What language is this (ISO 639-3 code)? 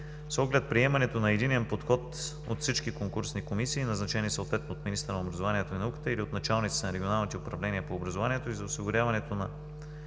bul